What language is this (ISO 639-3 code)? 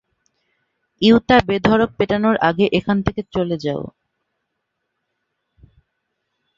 ben